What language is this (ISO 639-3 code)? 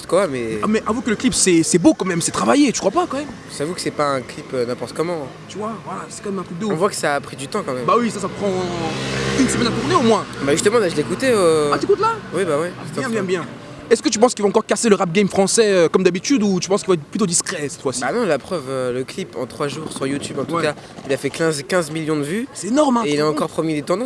fra